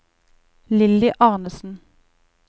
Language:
Norwegian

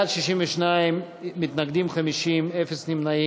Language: Hebrew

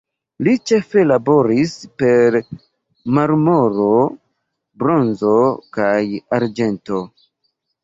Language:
Esperanto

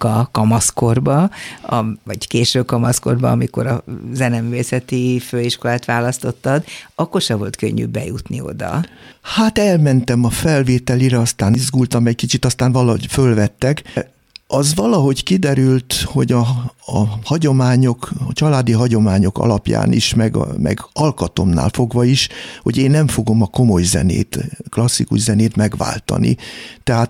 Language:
Hungarian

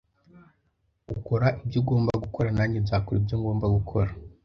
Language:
Kinyarwanda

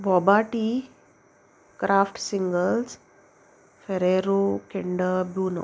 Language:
Konkani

